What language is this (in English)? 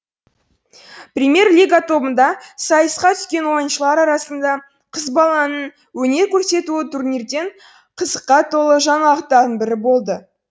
Kazakh